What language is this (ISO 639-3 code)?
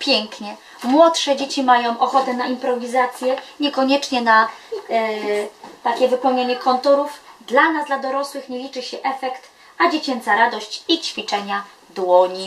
pol